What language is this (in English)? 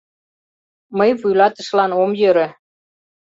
Mari